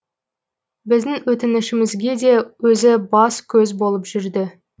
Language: Kazakh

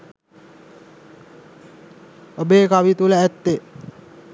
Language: Sinhala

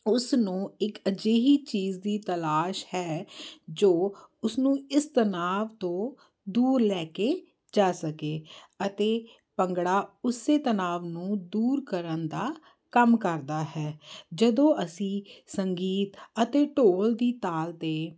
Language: Punjabi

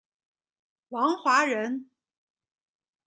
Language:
Chinese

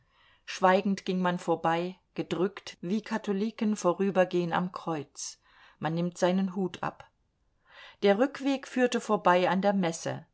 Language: German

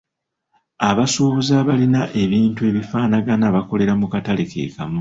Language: Ganda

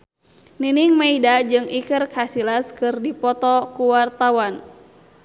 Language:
Sundanese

